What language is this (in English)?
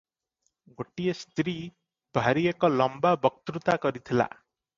Odia